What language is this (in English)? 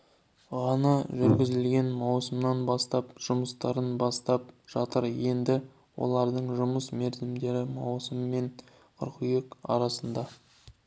Kazakh